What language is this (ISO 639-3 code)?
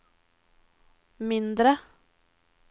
nor